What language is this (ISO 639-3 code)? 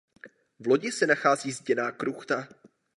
ces